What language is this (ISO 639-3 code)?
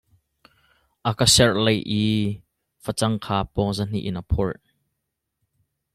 cnh